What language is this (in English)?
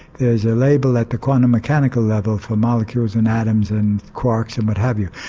English